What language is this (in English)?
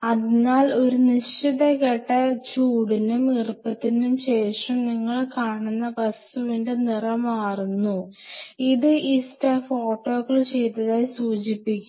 Malayalam